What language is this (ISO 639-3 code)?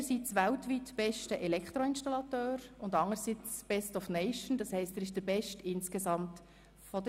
gsw